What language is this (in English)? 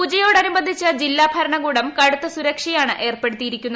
Malayalam